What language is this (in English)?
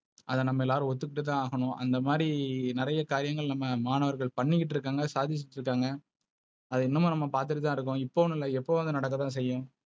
Tamil